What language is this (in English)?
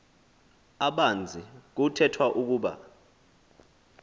Xhosa